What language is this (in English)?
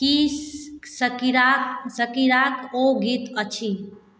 Maithili